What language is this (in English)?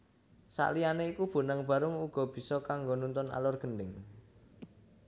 Javanese